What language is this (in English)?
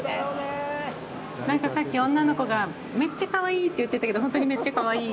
Japanese